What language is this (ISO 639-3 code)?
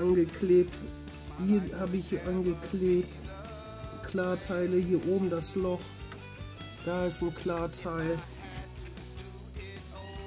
deu